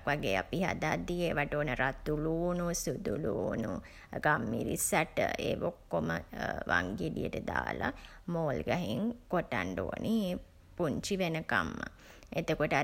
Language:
Sinhala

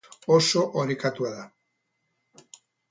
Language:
Basque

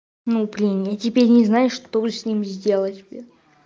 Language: Russian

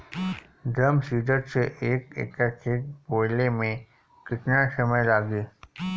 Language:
Bhojpuri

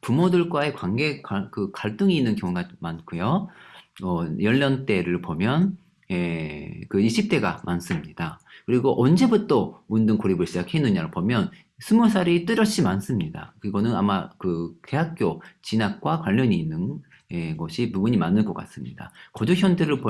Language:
Korean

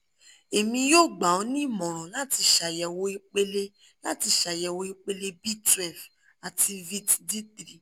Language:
Yoruba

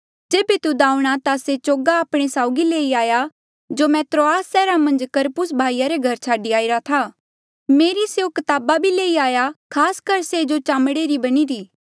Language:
Mandeali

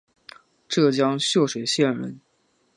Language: Chinese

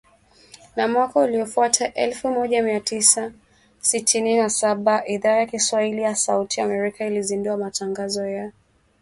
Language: Swahili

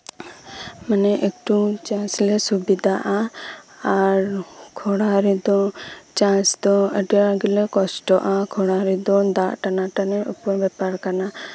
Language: Santali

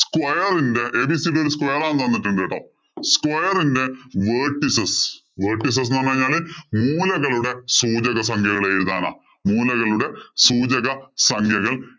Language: Malayalam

